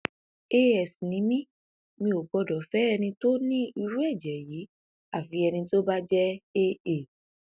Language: Yoruba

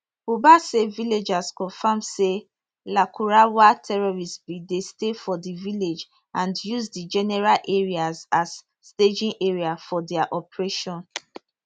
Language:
Nigerian Pidgin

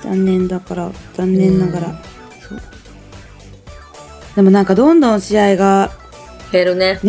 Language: Japanese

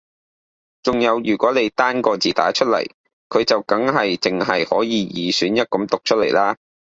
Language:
Cantonese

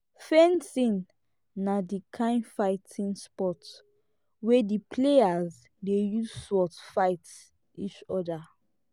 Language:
Nigerian Pidgin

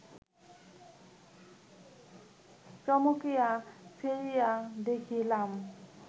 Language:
Bangla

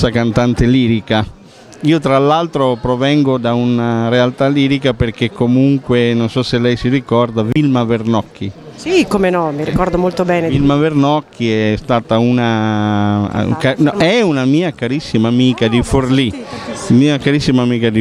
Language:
Italian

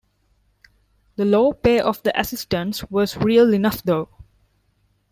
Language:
English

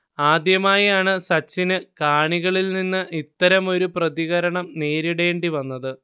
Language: Malayalam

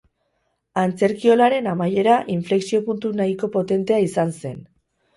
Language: Basque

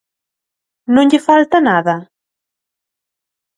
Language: Galician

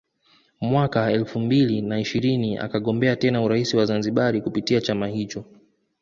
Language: Swahili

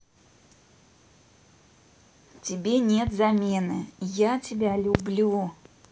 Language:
Russian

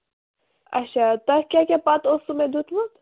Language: Kashmiri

